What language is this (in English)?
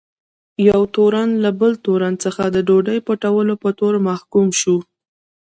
Pashto